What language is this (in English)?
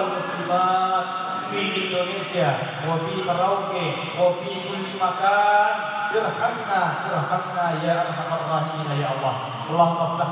Indonesian